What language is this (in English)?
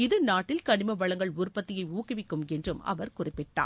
Tamil